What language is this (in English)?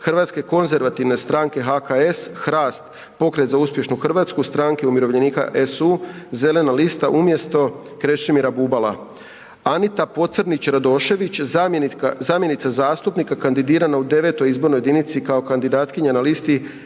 Croatian